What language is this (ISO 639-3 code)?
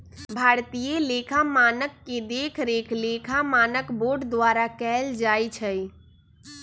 mag